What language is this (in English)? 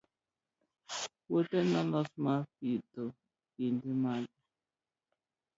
Luo (Kenya and Tanzania)